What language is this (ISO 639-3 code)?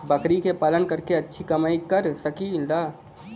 bho